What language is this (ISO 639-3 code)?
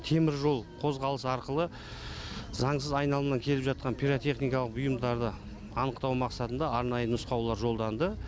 kaz